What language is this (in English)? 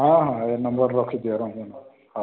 Odia